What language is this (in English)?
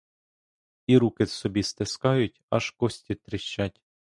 Ukrainian